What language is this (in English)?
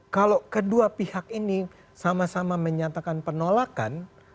Indonesian